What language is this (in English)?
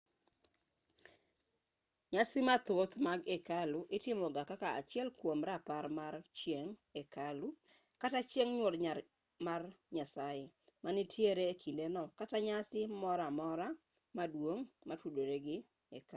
Luo (Kenya and Tanzania)